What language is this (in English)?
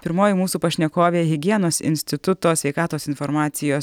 Lithuanian